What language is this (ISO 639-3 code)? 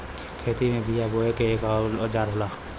bho